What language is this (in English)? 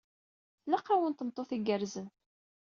Kabyle